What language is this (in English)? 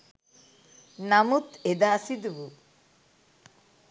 Sinhala